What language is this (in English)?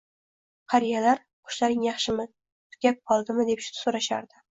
Uzbek